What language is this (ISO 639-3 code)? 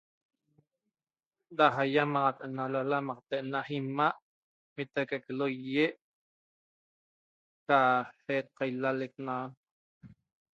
tob